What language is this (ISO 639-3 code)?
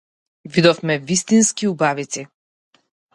mkd